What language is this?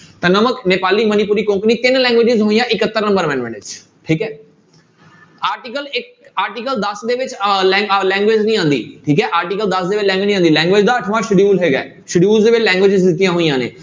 Punjabi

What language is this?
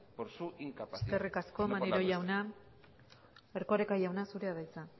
Basque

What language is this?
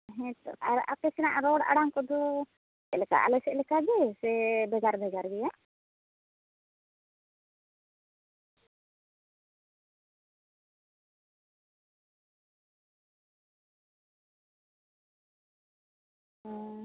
Santali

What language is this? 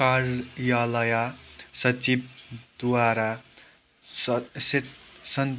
Nepali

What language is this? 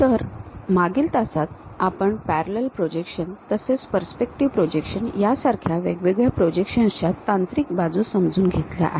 Marathi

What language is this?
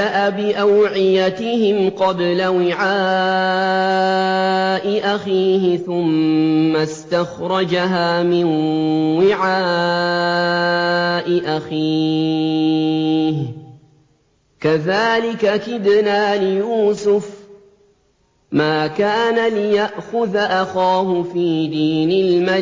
Arabic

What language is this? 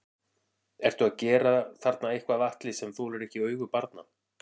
Icelandic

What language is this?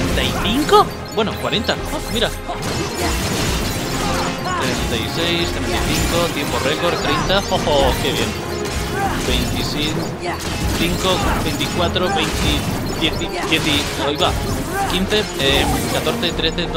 Spanish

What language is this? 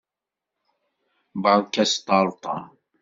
Kabyle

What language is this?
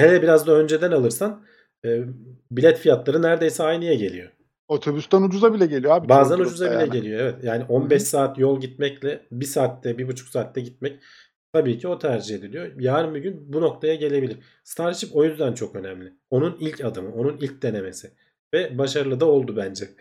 Turkish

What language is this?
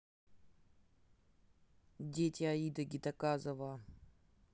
Russian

